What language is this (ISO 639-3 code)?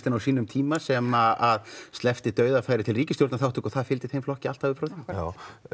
isl